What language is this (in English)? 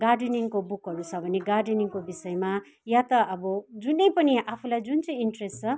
Nepali